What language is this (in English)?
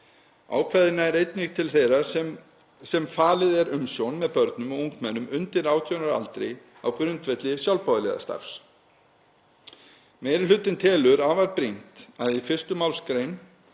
Icelandic